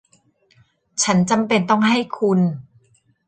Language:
Thai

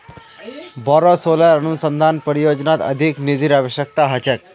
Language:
Magahi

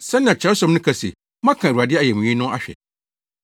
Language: Akan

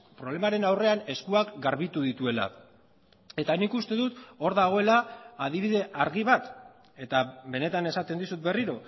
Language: Basque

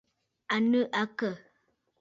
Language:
Bafut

